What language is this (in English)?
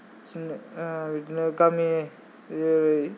Bodo